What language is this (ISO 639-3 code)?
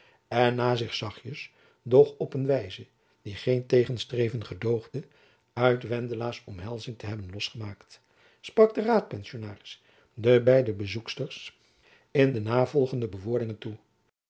nld